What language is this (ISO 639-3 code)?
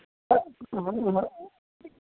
mai